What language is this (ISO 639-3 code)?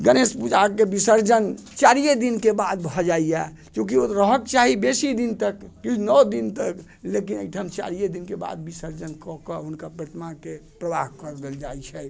mai